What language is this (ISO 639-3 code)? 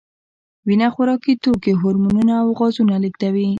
pus